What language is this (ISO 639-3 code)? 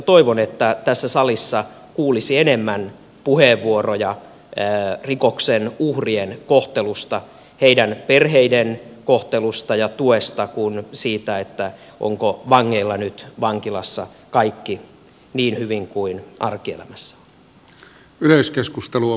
fin